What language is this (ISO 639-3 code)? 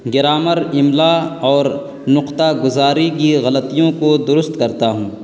urd